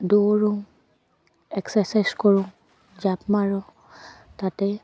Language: Assamese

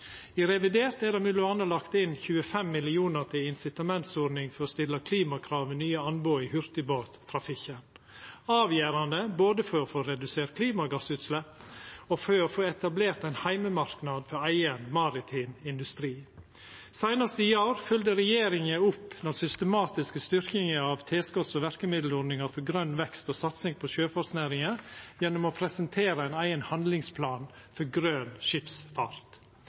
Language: Norwegian Nynorsk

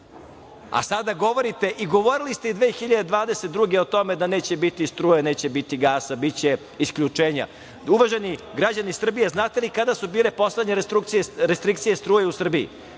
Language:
Serbian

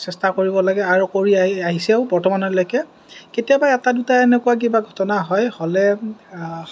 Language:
Assamese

